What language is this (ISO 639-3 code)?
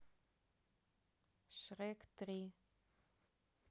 rus